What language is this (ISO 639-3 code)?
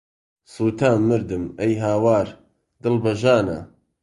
ckb